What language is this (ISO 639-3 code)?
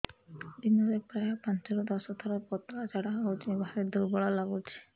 ori